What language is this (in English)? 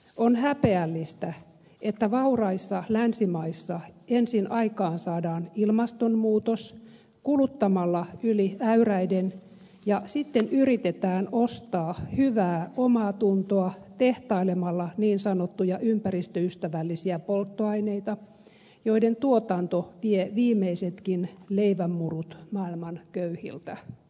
Finnish